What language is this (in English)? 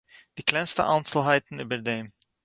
Yiddish